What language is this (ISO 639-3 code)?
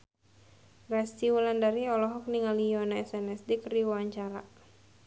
sun